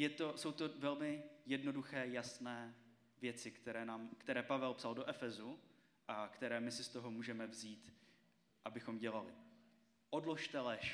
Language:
Czech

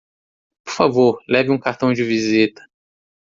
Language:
Portuguese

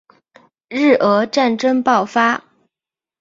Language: Chinese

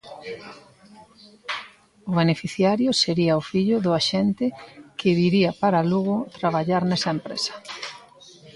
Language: Galician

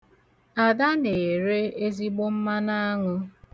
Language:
Igbo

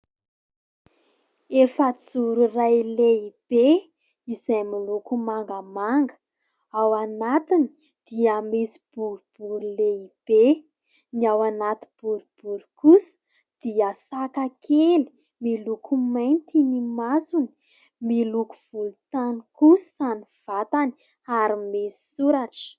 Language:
Malagasy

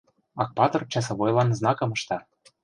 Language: Mari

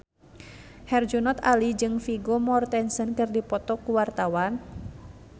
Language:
Sundanese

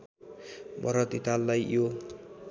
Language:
Nepali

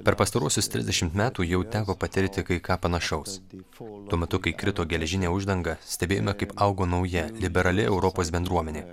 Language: Lithuanian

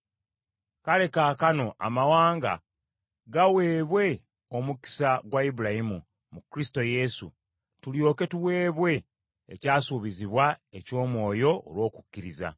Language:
Ganda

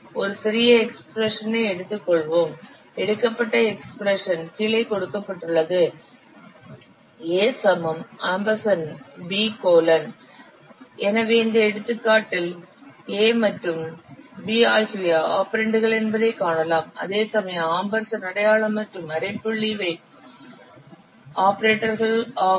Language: Tamil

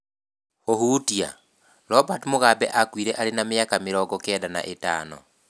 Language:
Kikuyu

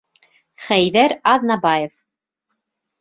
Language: Bashkir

